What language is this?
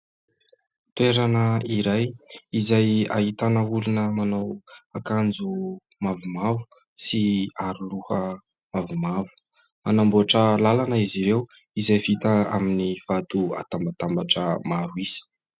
Malagasy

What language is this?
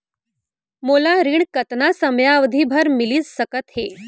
Chhattisgarhi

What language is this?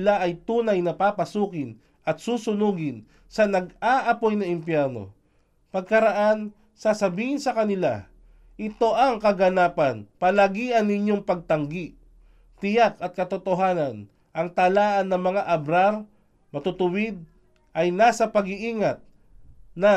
Filipino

